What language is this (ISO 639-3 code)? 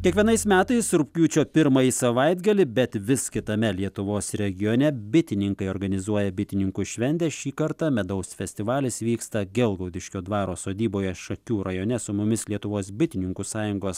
lit